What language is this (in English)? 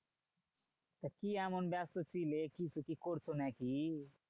Bangla